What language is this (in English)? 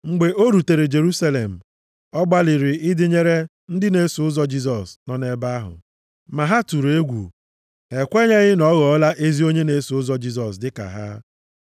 Igbo